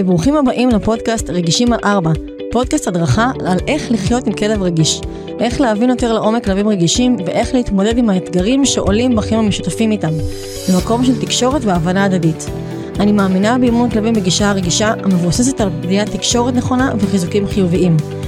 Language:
Hebrew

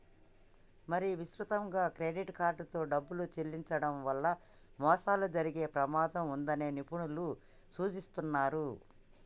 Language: Telugu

